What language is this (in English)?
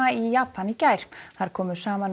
Icelandic